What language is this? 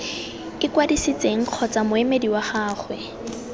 Tswana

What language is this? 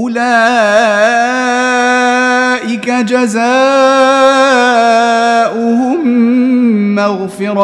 Arabic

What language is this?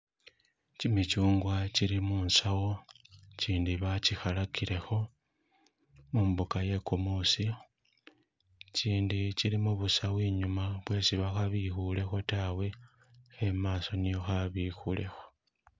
Masaaba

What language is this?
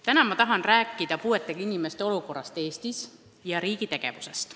Estonian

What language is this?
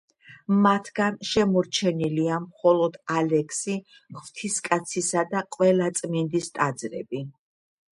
Georgian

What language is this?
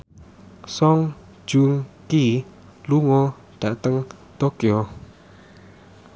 Javanese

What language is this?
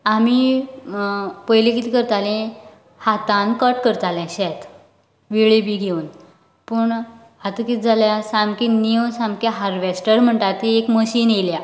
Konkani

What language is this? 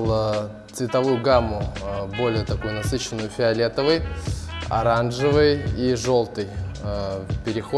Russian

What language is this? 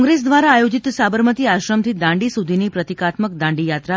Gujarati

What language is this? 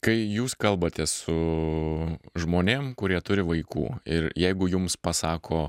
Lithuanian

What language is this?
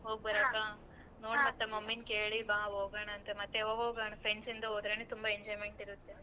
Kannada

